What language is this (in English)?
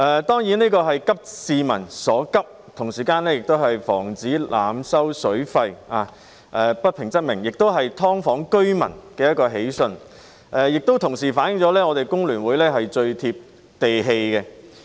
Cantonese